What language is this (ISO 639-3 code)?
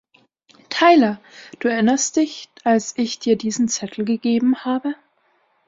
deu